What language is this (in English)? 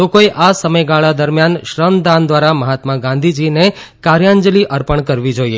Gujarati